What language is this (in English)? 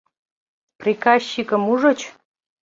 Mari